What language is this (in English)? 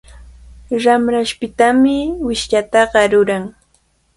Cajatambo North Lima Quechua